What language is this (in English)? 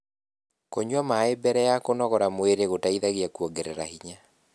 Kikuyu